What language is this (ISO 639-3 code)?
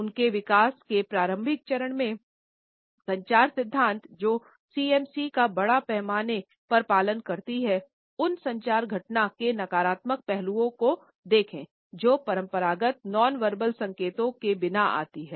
hin